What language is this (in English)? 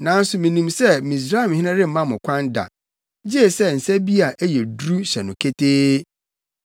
Akan